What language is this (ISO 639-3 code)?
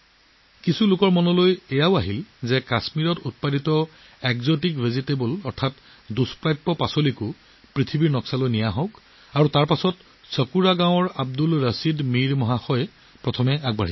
asm